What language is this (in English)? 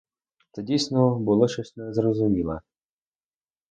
Ukrainian